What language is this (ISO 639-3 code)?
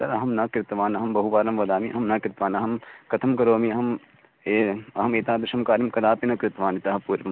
san